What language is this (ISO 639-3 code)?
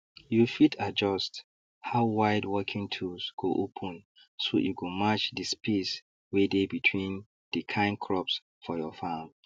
pcm